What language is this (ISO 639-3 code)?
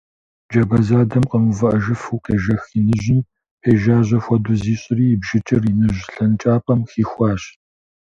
kbd